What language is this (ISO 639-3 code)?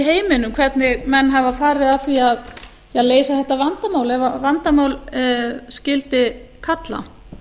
isl